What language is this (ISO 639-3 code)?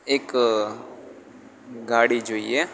guj